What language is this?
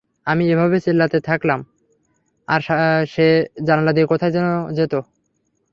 Bangla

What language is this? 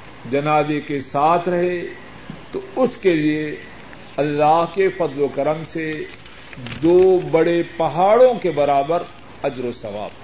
Urdu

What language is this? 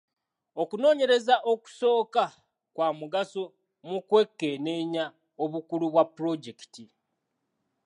Ganda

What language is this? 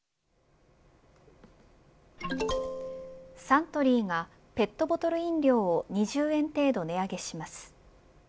Japanese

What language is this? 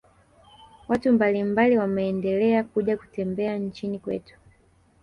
Swahili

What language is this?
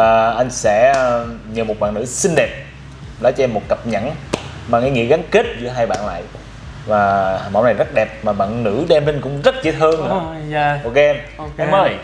Vietnamese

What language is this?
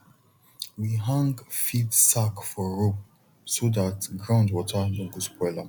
Nigerian Pidgin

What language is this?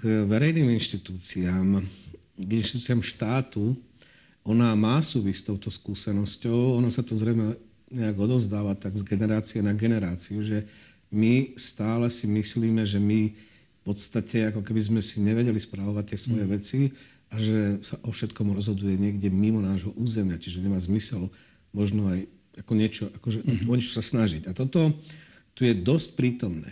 Slovak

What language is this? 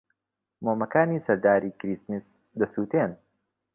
Central Kurdish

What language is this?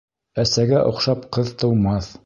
Bashkir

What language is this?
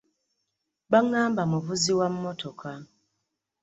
Ganda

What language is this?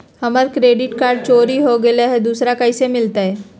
Magahi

